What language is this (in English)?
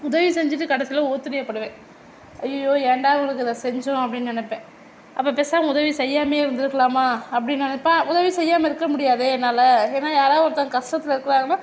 Tamil